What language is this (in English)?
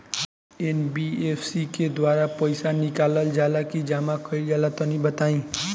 Bhojpuri